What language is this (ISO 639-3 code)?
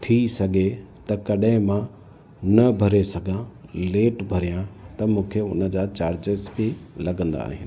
snd